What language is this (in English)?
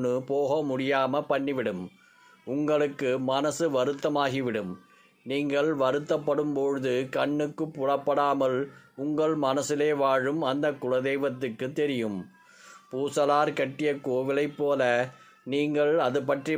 Arabic